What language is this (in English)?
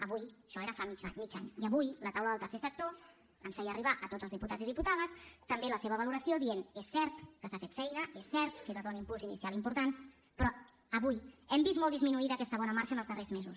Catalan